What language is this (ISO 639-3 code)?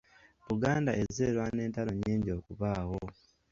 lug